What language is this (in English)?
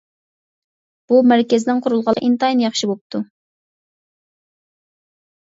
Uyghur